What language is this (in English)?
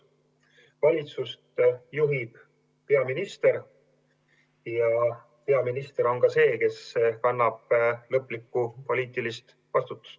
Estonian